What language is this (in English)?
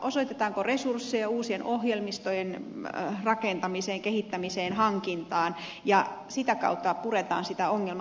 Finnish